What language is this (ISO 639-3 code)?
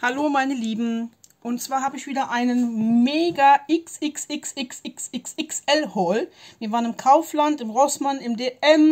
deu